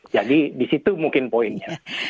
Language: Indonesian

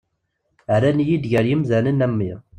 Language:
Kabyle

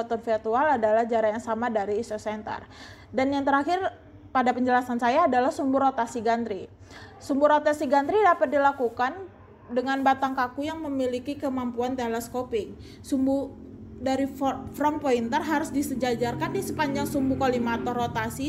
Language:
Indonesian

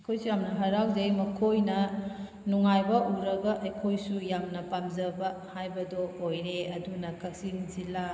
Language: Manipuri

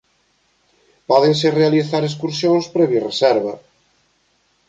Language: Galician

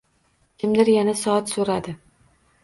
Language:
Uzbek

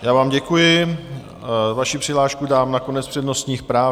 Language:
Czech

